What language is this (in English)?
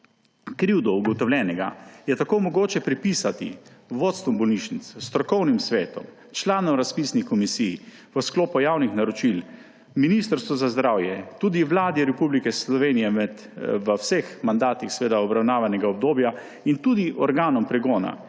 Slovenian